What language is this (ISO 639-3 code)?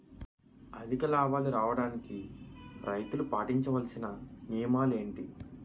tel